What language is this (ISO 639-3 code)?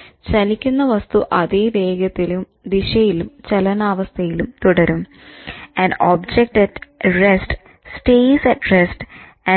mal